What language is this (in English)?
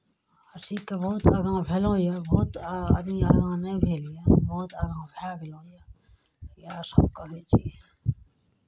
Maithili